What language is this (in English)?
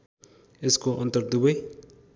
Nepali